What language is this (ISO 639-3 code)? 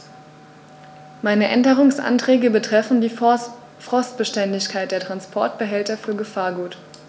deu